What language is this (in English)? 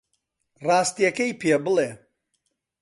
Central Kurdish